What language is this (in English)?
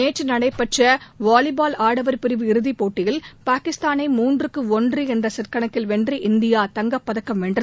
Tamil